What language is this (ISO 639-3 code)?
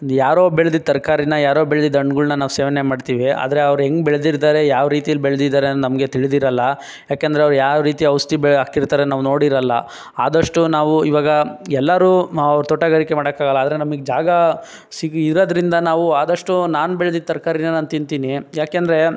kan